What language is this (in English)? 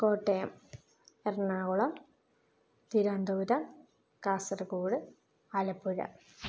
Malayalam